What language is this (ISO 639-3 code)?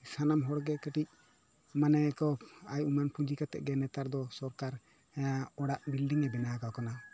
sat